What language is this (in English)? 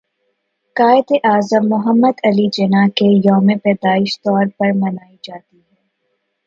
Urdu